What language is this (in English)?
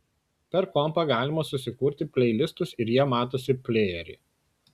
Lithuanian